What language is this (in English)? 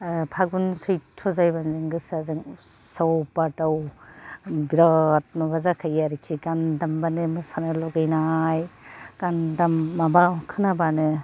Bodo